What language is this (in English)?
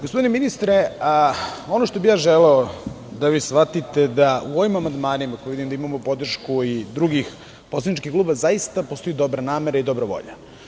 Serbian